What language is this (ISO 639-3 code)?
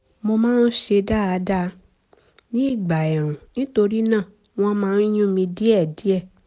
yor